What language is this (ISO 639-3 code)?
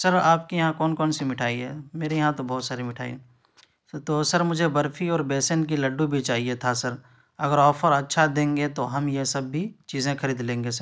urd